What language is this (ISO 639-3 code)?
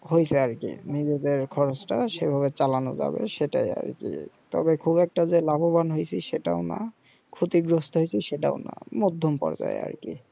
ben